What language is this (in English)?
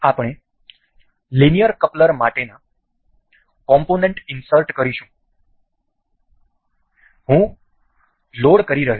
Gujarati